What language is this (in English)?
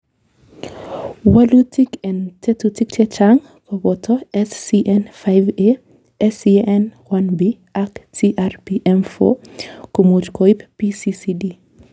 Kalenjin